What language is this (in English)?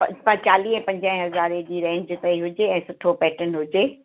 Sindhi